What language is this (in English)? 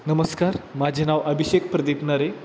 Marathi